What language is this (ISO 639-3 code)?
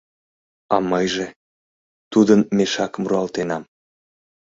chm